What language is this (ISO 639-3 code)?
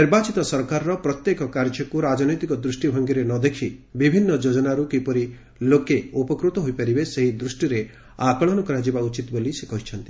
ori